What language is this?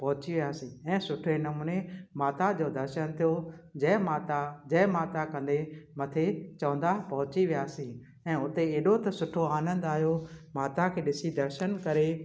Sindhi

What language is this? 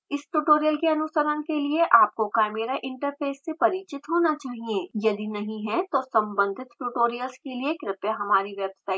Hindi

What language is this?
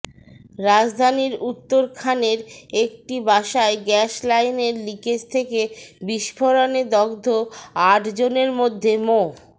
Bangla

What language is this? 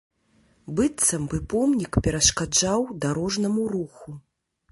Belarusian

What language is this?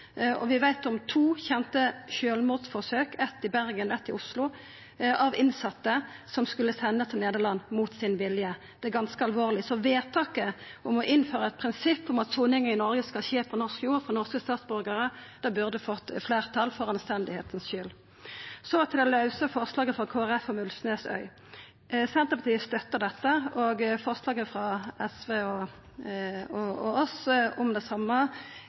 Norwegian Nynorsk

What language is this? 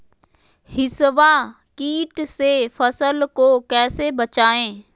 Magahi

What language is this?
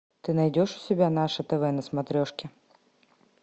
Russian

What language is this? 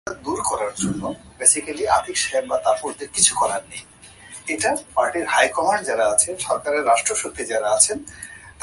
Bangla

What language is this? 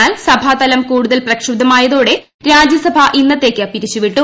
Malayalam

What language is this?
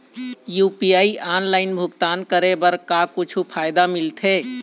Chhattisgarhi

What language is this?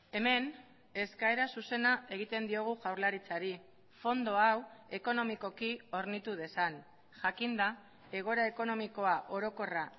Basque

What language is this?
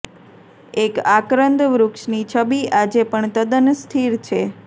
Gujarati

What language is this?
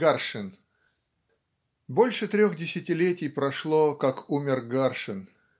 Russian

